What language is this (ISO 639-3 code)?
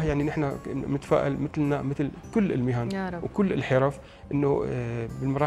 ara